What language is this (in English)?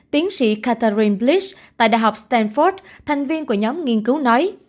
Vietnamese